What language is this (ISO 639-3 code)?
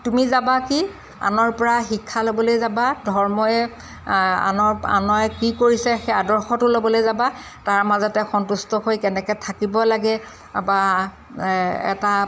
asm